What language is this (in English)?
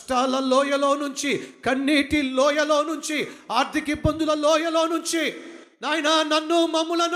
Telugu